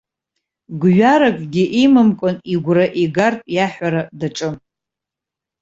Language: Abkhazian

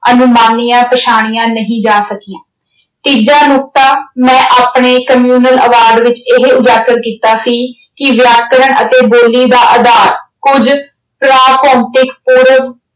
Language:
Punjabi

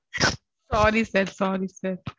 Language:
Tamil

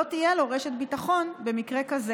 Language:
Hebrew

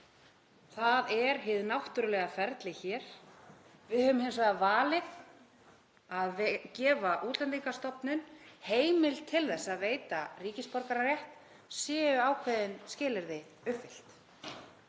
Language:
Icelandic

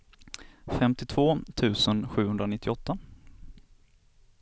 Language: Swedish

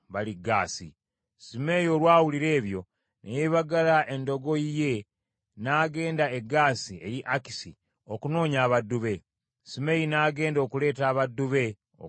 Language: Ganda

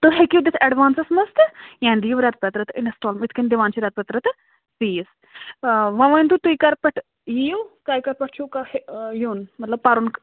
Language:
Kashmiri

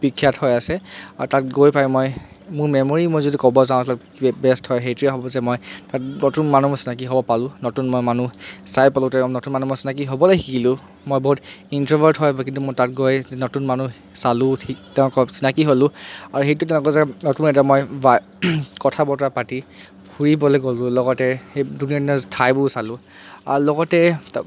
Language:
Assamese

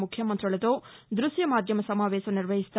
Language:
Telugu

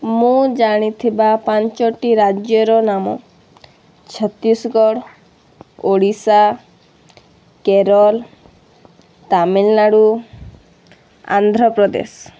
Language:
Odia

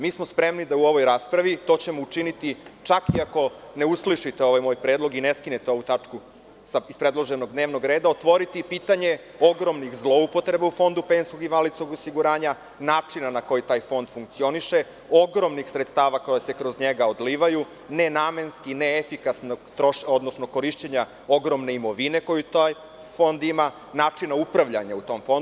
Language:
Serbian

